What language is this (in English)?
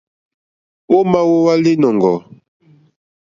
Mokpwe